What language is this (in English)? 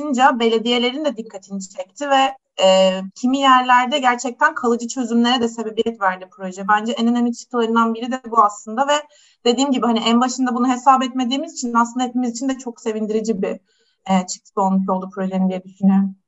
Turkish